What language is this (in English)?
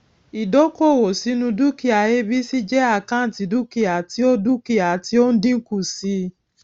Yoruba